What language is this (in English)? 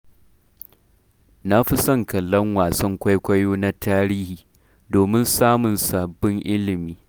Hausa